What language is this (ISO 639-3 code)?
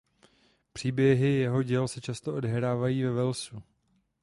ces